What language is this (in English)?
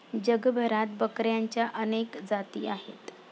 Marathi